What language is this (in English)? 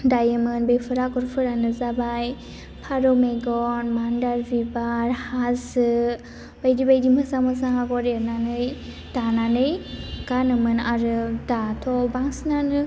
Bodo